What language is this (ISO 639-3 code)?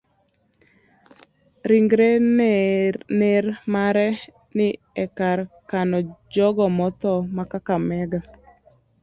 luo